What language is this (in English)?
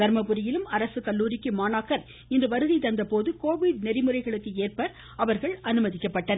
Tamil